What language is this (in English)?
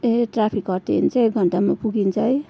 Nepali